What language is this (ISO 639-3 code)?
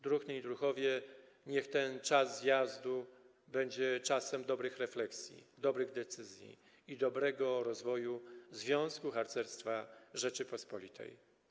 pol